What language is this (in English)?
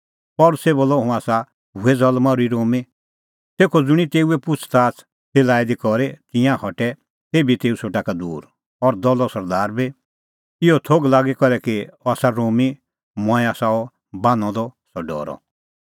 Kullu Pahari